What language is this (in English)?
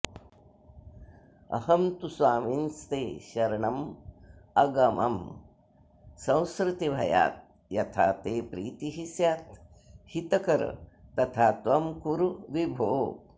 Sanskrit